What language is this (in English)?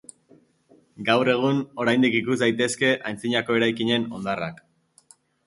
Basque